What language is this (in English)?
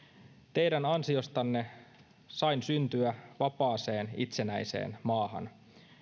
Finnish